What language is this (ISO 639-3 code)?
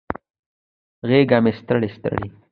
pus